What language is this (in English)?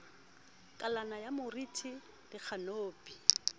Southern Sotho